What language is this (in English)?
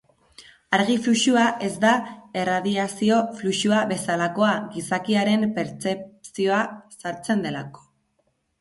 Basque